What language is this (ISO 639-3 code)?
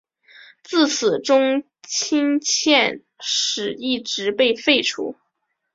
zho